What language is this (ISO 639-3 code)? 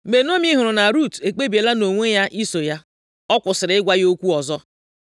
ibo